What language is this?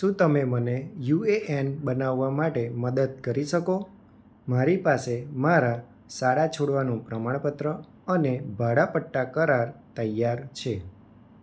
Gujarati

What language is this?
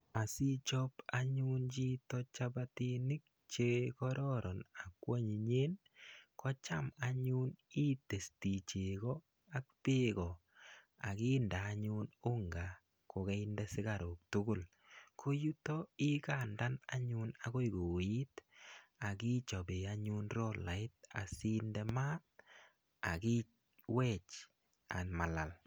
Kalenjin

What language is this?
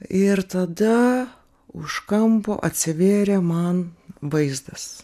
Lithuanian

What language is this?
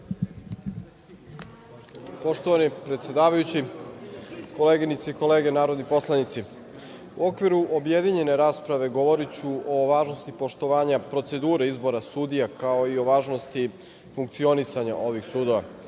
Serbian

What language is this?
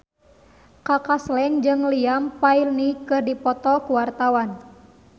Sundanese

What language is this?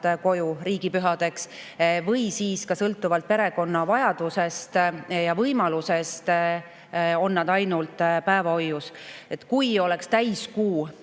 Estonian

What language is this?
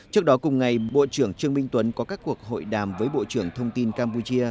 Vietnamese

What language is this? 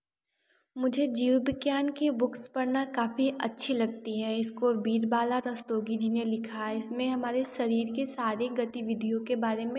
Hindi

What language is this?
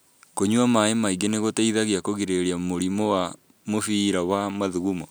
Kikuyu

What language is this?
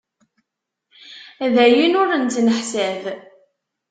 Kabyle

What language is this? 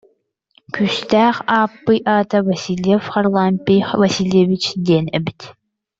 Yakut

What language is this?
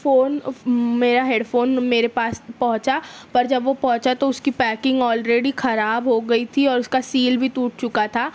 Urdu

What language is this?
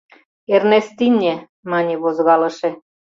Mari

